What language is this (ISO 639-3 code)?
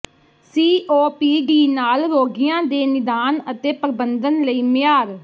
pan